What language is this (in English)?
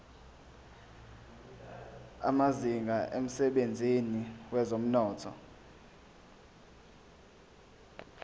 Zulu